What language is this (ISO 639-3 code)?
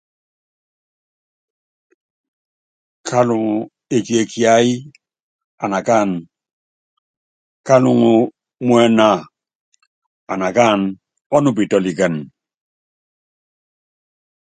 yav